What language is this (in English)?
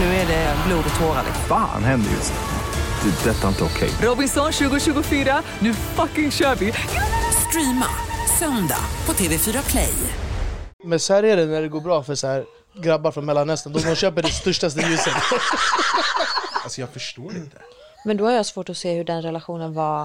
Swedish